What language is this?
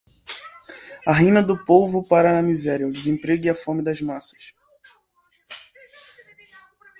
Portuguese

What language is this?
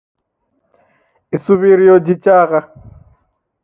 Taita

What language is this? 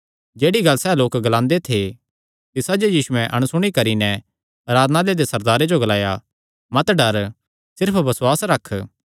Kangri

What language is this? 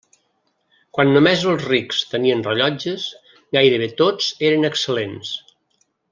Catalan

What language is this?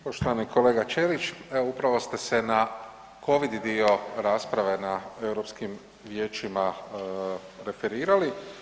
Croatian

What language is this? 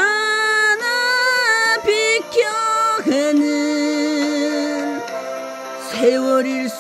Korean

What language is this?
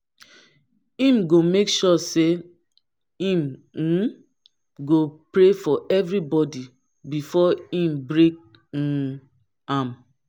Nigerian Pidgin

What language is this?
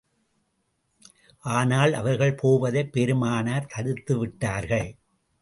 Tamil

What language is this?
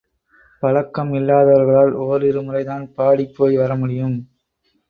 Tamil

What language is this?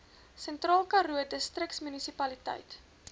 Afrikaans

